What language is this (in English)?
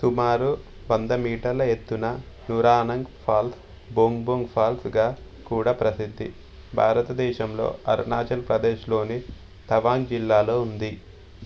Telugu